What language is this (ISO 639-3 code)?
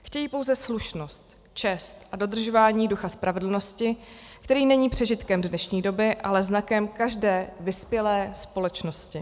ces